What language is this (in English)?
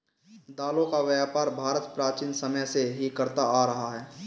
Hindi